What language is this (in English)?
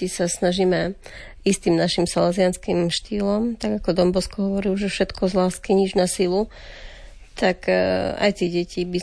Slovak